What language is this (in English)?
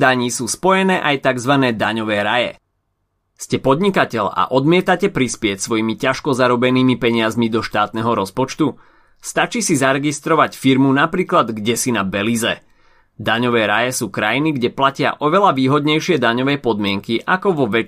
Slovak